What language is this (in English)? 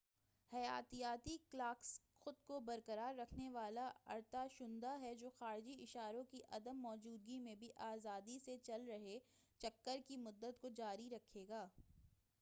Urdu